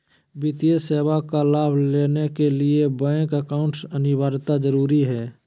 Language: Magahi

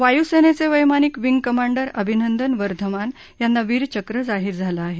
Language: Marathi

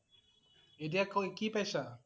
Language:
Assamese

